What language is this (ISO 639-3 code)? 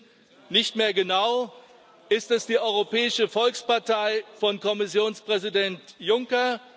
deu